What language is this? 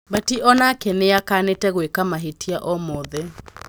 Kikuyu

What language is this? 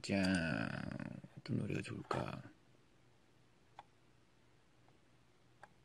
Korean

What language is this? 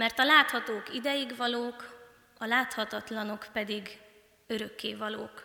Hungarian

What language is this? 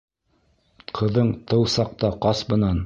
Bashkir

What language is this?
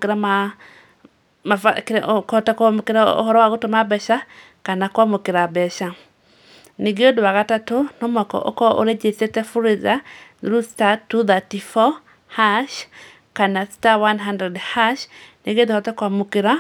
Kikuyu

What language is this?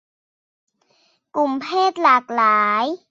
Thai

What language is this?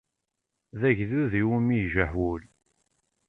Kabyle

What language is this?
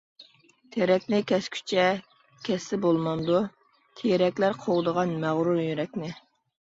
Uyghur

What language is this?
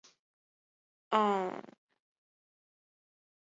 Chinese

